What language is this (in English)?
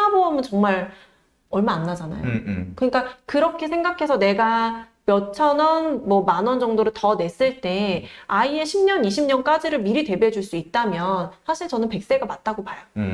Korean